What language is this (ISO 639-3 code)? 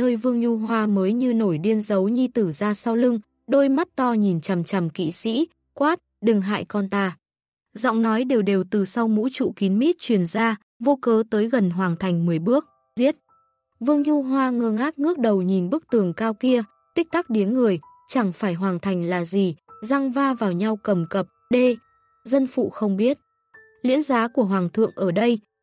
vie